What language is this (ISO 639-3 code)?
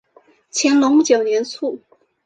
zho